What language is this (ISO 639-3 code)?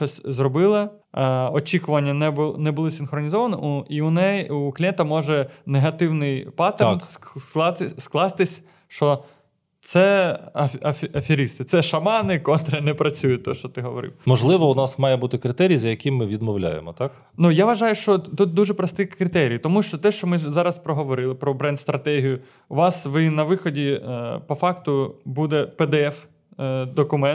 ukr